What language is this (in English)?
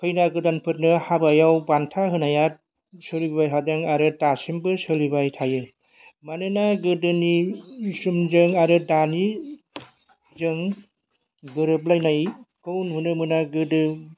Bodo